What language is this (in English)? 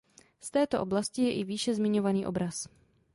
Czech